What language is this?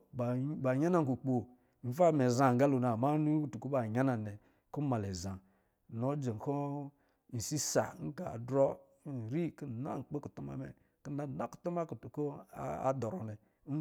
Lijili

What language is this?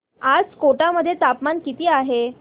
Marathi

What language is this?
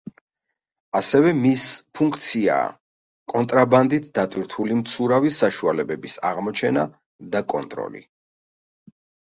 Georgian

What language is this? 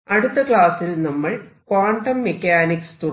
Malayalam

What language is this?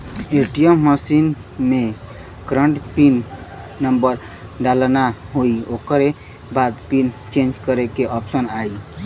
Bhojpuri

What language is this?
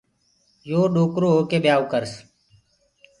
Gurgula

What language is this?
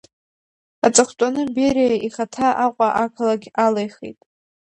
Abkhazian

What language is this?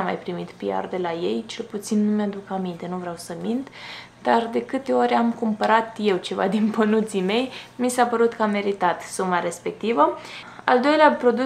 Romanian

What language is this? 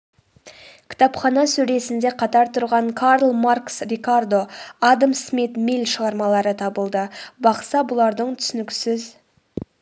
Kazakh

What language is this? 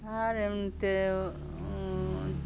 Bangla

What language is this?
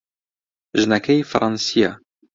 Central Kurdish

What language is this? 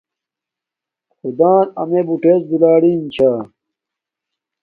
Domaaki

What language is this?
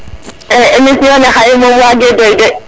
Serer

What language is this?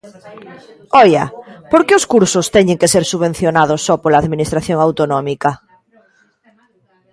Galician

